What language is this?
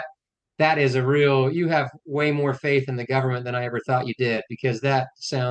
English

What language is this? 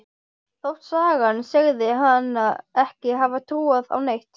Icelandic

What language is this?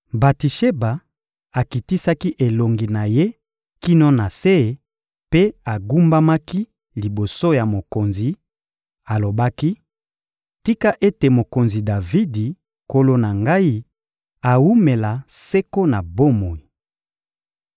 Lingala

